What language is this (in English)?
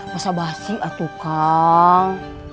Indonesian